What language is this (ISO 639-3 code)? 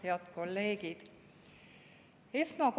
est